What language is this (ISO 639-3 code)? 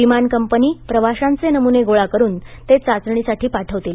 mar